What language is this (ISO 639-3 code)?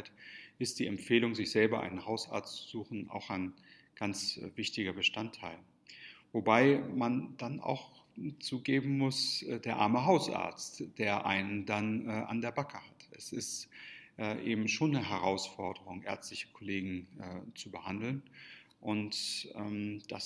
deu